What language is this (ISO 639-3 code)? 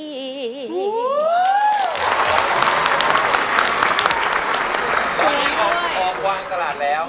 tha